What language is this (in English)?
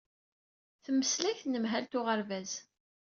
Kabyle